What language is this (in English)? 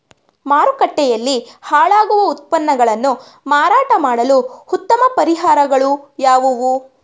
Kannada